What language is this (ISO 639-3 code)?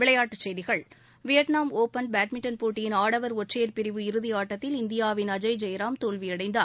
tam